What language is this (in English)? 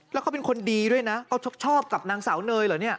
Thai